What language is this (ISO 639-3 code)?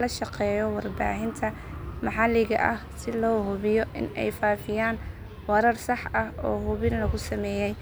som